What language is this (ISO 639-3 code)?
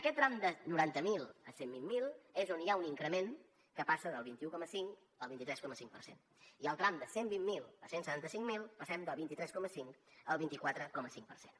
cat